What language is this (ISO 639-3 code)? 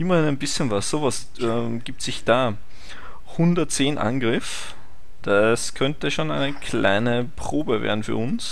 deu